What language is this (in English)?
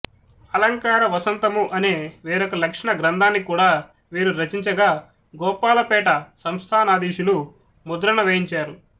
Telugu